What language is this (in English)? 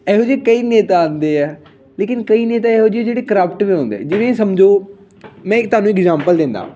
Punjabi